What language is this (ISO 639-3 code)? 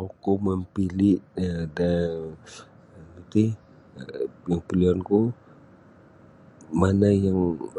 bsy